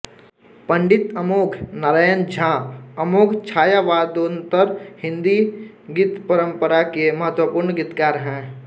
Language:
Hindi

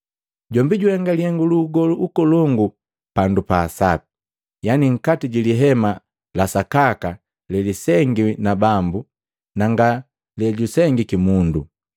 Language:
Matengo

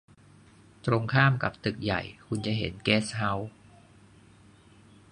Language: Thai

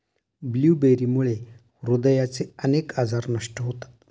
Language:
Marathi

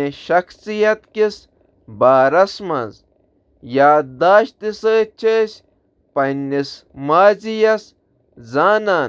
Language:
Kashmiri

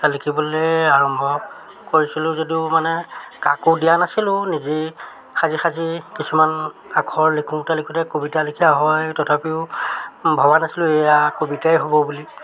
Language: Assamese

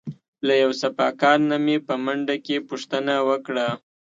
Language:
Pashto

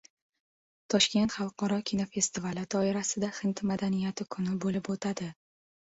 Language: Uzbek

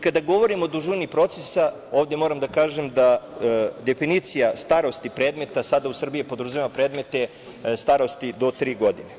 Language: Serbian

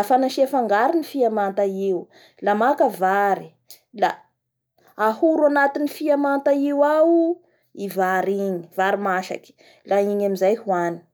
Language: Bara Malagasy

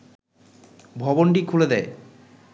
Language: Bangla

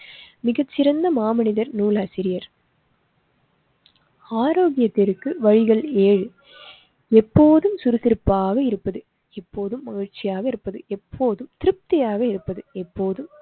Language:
Tamil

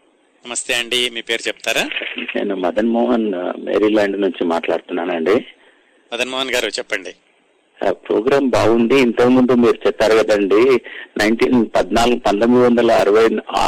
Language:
Telugu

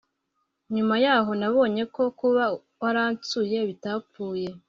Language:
Kinyarwanda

